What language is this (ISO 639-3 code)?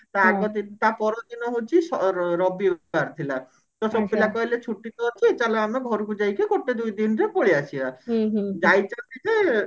ori